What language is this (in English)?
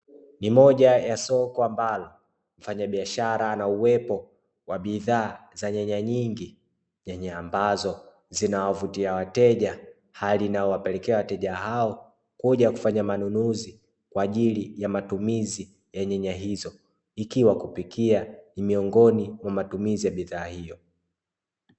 Swahili